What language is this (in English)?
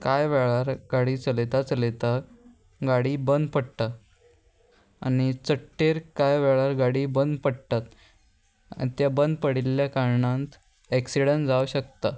Konkani